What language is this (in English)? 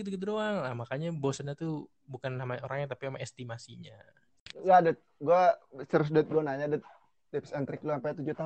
Indonesian